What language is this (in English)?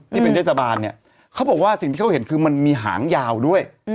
Thai